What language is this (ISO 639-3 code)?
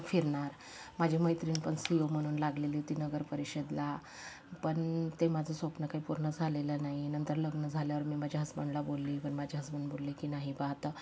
mar